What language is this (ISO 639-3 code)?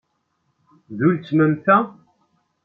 kab